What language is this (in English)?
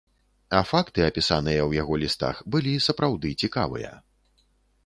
Belarusian